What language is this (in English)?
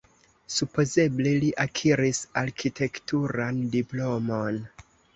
Esperanto